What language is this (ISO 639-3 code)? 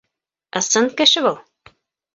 bak